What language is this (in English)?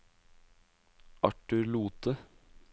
Norwegian